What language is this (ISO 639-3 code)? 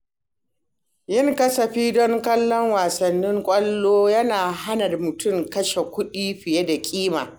hau